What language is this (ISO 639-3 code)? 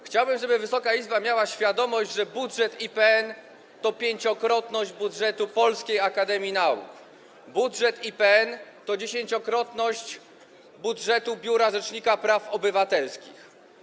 pol